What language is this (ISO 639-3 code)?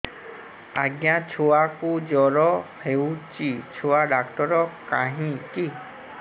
ori